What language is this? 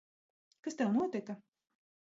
Latvian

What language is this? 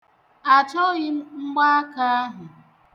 Igbo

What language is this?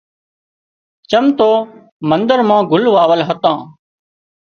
Wadiyara Koli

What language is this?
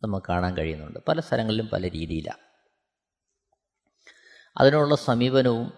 Malayalam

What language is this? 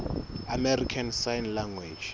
Southern Sotho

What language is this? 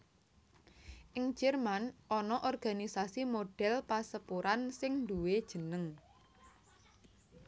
Javanese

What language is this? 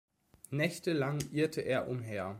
German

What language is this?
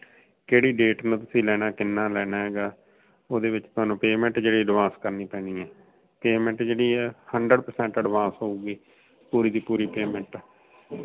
Punjabi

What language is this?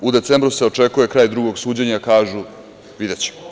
Serbian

